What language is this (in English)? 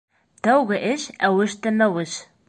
Bashkir